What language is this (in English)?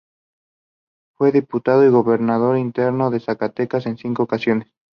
Spanish